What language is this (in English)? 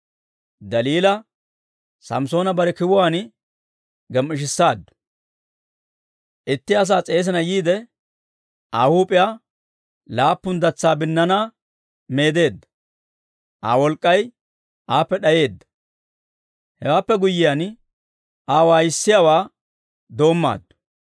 Dawro